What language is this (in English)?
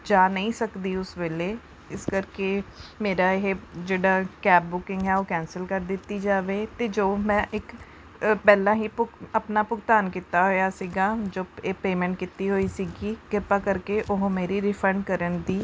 Punjabi